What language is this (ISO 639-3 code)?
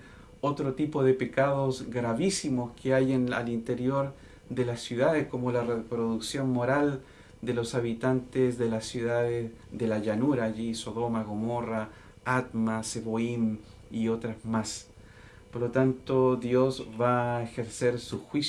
spa